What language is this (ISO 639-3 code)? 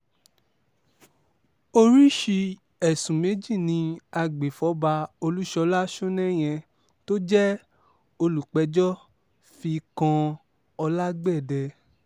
yor